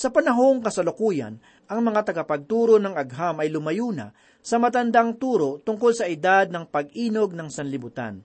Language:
Filipino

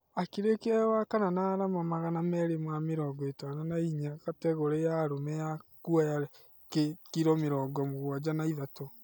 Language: Kikuyu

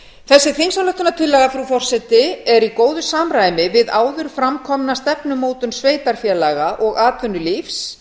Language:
Icelandic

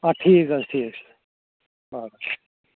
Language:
Kashmiri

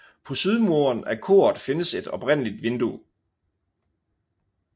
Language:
Danish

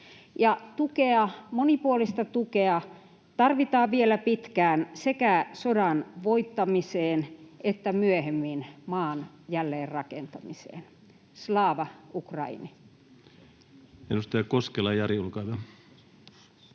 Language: Finnish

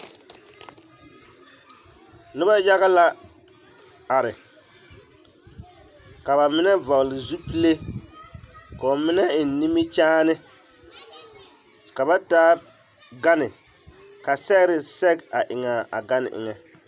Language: Southern Dagaare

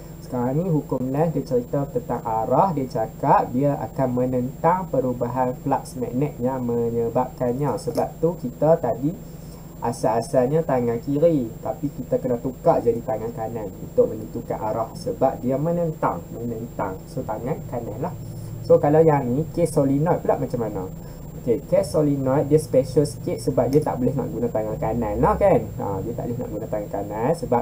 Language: Malay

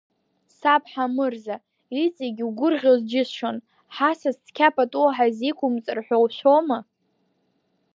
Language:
Abkhazian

